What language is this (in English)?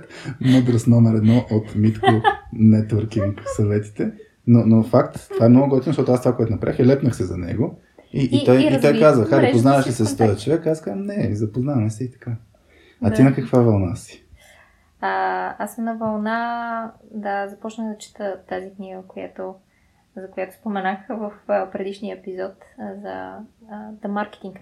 Bulgarian